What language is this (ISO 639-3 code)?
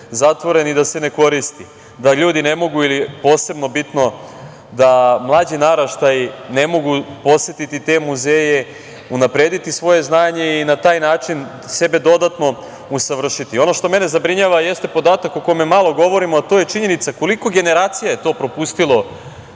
srp